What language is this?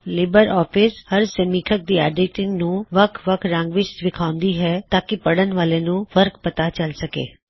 Punjabi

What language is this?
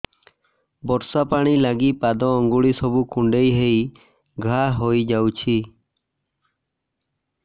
Odia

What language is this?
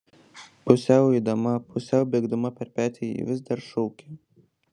Lithuanian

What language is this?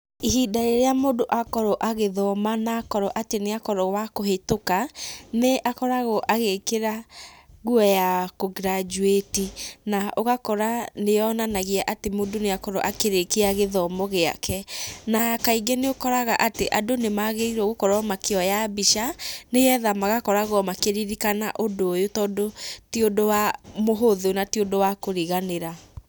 Kikuyu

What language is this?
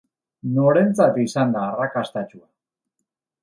Basque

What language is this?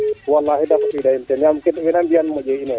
Serer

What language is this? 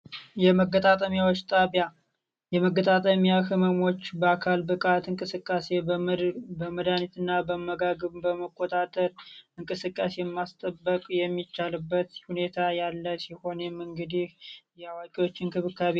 Amharic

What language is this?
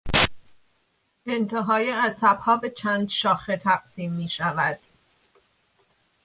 Persian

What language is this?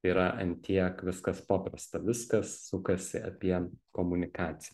Lithuanian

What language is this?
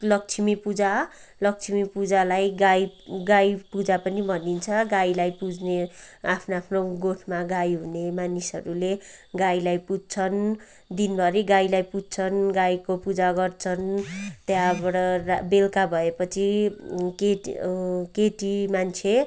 Nepali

